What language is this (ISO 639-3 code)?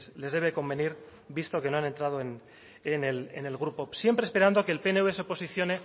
spa